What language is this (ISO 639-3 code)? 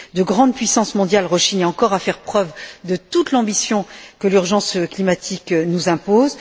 fra